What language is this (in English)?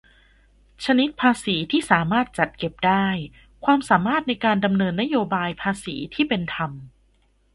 Thai